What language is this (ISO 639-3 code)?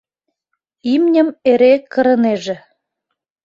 chm